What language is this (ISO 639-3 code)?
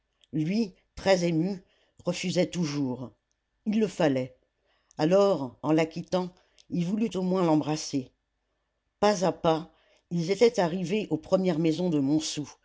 fra